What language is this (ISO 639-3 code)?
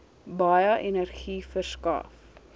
afr